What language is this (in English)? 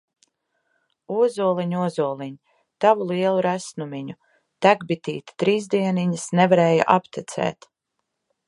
Latvian